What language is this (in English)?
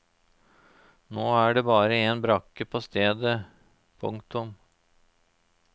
Norwegian